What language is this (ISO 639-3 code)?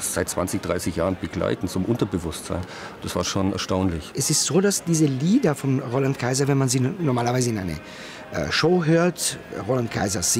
deu